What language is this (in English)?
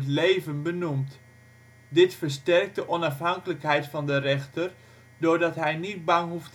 Dutch